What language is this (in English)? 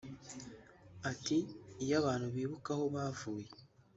Kinyarwanda